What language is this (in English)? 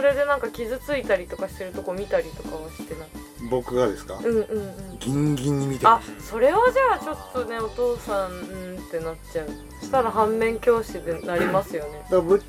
Japanese